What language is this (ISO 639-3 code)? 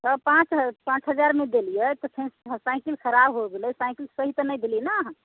mai